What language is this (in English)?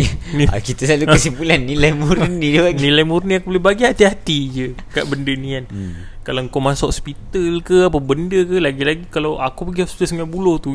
Malay